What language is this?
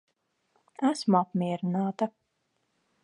Latvian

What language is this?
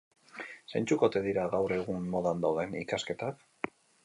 Basque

